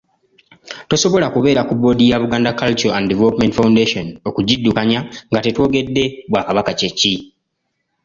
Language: Ganda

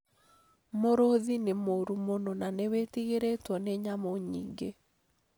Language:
Kikuyu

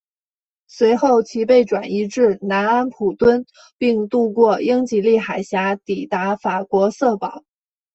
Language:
Chinese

